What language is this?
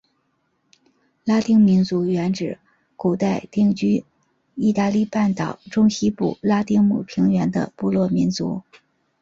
Chinese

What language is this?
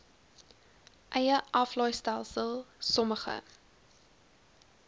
Afrikaans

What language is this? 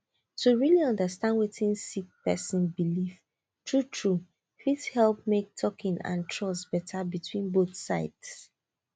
Nigerian Pidgin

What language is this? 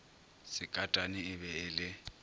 Northern Sotho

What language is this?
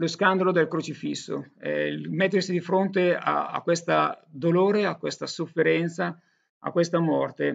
Italian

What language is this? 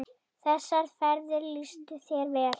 Icelandic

